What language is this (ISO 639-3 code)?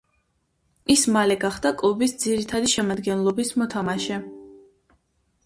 kat